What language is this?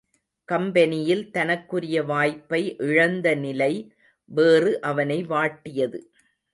Tamil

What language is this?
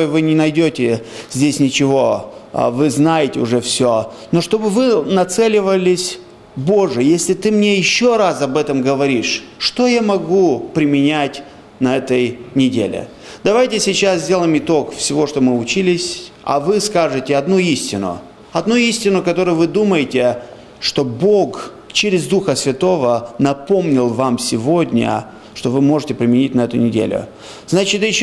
Russian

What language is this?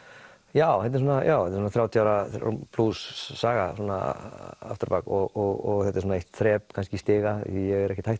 Icelandic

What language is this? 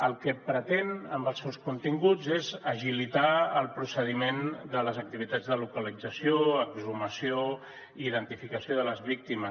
Catalan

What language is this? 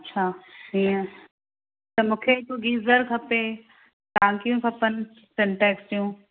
Sindhi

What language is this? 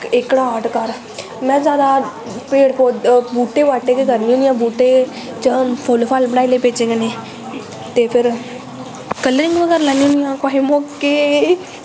Dogri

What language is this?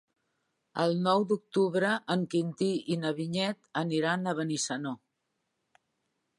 Catalan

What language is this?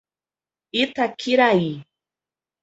Portuguese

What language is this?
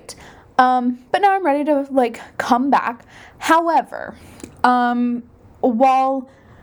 English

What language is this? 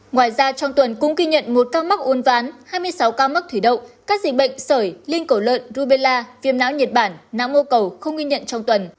Vietnamese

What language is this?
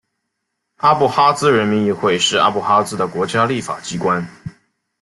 Chinese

